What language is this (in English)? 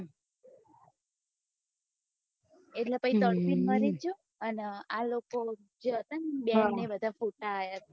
Gujarati